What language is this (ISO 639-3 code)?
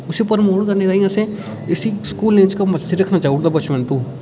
doi